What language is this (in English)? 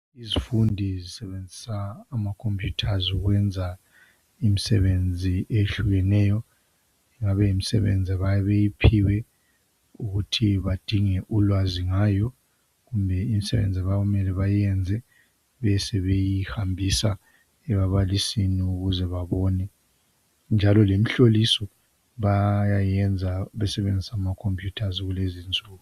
North Ndebele